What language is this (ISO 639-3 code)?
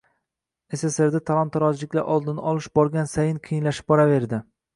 uzb